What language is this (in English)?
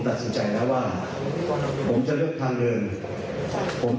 Thai